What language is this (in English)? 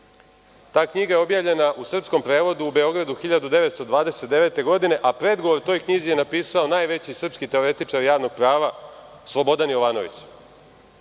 Serbian